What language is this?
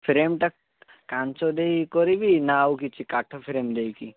Odia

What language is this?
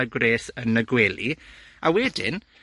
Welsh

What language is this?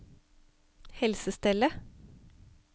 Norwegian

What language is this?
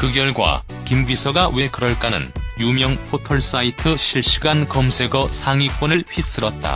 Korean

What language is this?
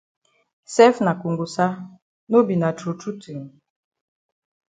Cameroon Pidgin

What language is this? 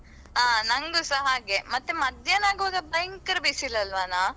Kannada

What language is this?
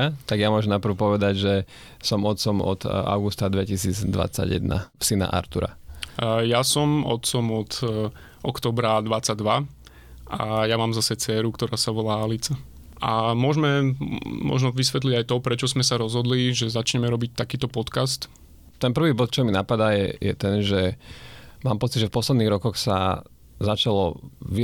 Slovak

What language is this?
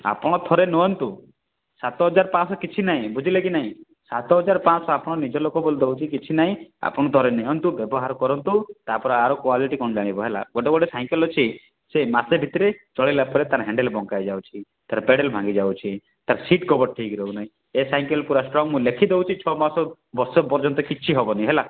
Odia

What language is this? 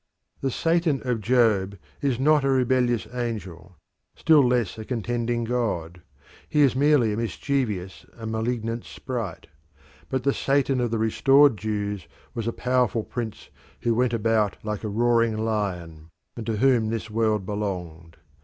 English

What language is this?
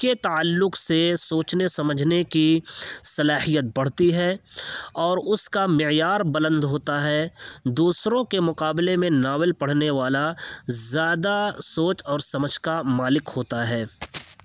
Urdu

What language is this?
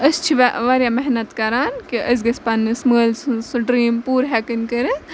Kashmiri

